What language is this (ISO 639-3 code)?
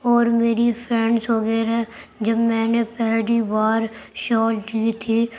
urd